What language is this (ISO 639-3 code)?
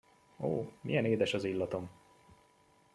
hun